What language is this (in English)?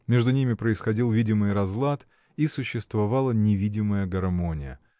Russian